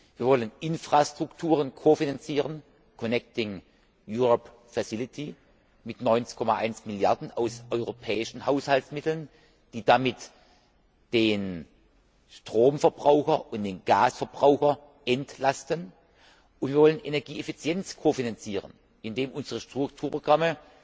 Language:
German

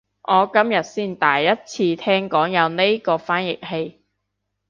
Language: Cantonese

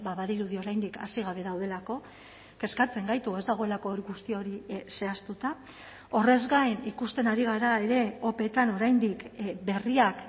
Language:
Basque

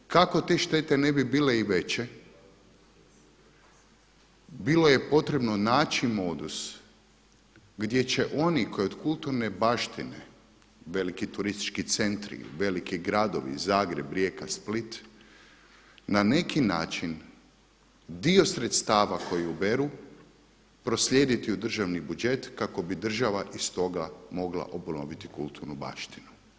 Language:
Croatian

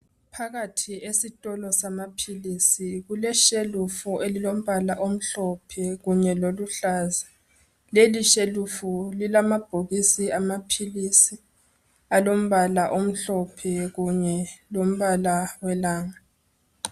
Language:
North Ndebele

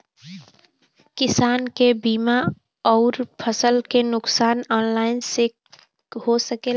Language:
Bhojpuri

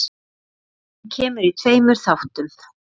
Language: Icelandic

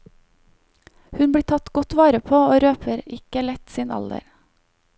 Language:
Norwegian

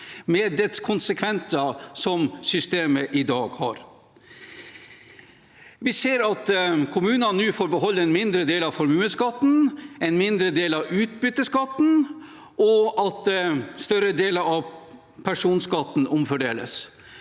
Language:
Norwegian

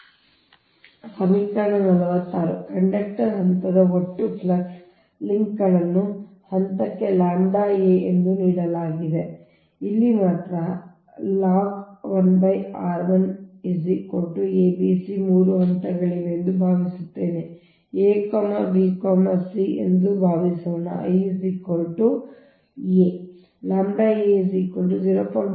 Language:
Kannada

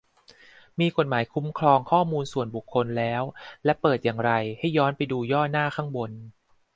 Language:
Thai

